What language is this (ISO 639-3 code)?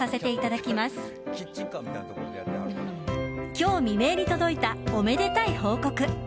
jpn